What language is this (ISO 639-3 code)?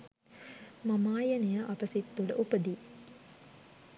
sin